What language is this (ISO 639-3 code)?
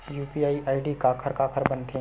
hne